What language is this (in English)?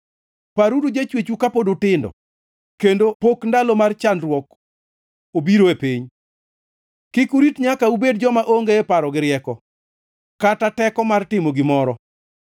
Luo (Kenya and Tanzania)